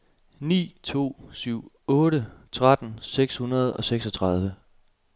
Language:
Danish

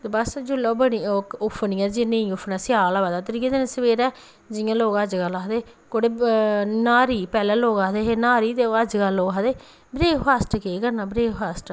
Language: Dogri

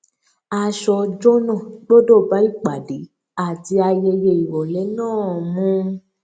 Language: Yoruba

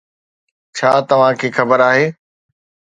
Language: Sindhi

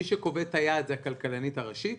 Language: Hebrew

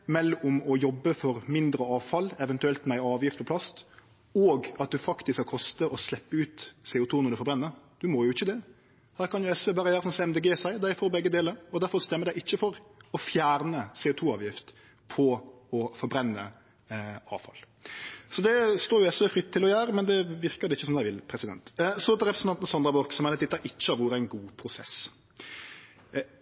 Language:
Norwegian Nynorsk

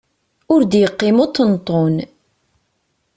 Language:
Kabyle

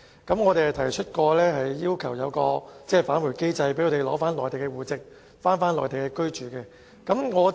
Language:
Cantonese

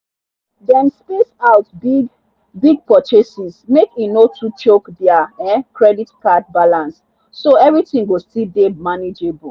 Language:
Nigerian Pidgin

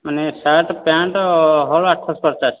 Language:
Odia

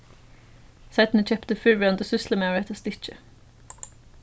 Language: Faroese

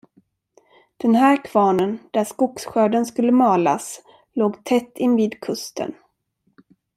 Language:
Swedish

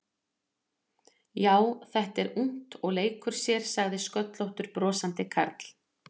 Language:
Icelandic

